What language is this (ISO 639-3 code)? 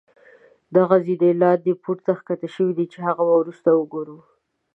pus